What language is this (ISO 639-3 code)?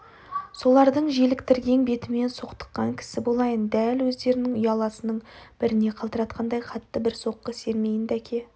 kaz